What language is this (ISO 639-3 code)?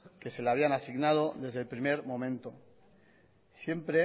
spa